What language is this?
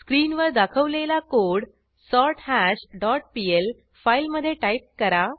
Marathi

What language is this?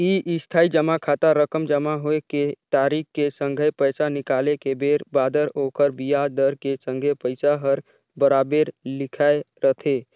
Chhattisgarhi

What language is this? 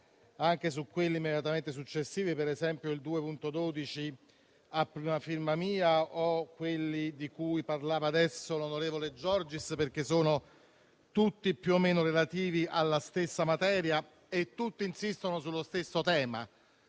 Italian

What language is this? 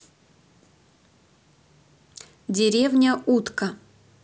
Russian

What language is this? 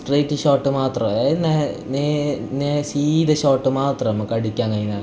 Malayalam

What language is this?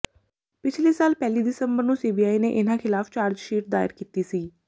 Punjabi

